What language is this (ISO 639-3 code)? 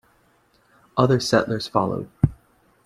eng